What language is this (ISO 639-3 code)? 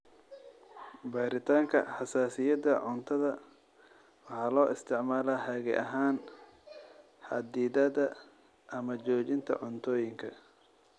som